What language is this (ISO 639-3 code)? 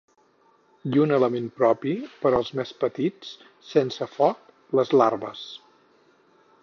cat